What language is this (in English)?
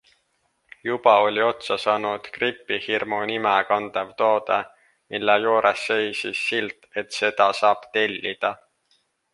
Estonian